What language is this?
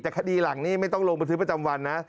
Thai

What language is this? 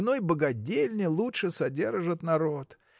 Russian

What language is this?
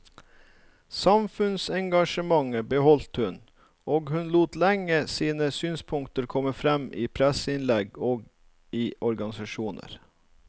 Norwegian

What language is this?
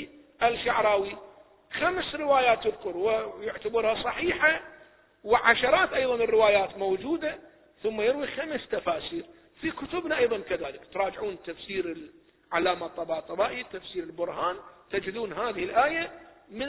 Arabic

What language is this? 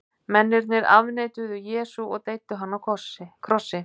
Icelandic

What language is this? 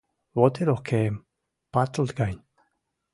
Western Mari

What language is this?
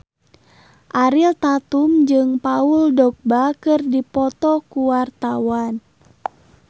Sundanese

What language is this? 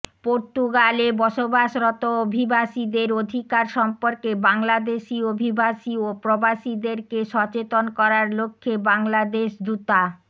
Bangla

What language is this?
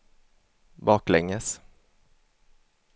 Swedish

